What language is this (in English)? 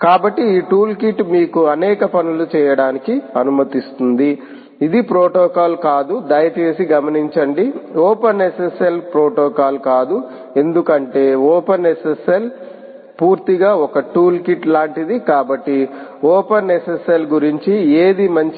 Telugu